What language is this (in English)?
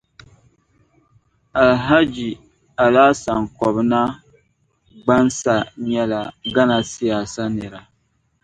Dagbani